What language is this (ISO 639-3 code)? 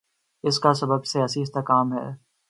urd